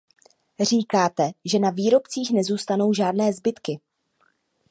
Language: Czech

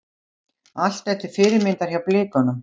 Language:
Icelandic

